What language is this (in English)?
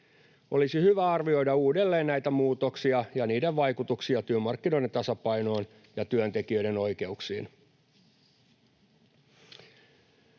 Finnish